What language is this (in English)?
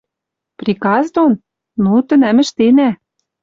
Western Mari